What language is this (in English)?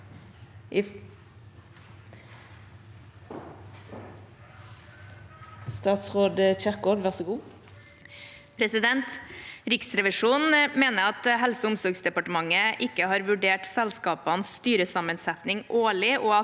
Norwegian